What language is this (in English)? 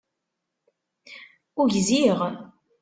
Kabyle